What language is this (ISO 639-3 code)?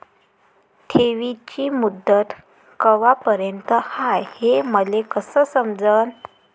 mar